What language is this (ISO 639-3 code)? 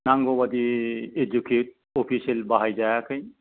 brx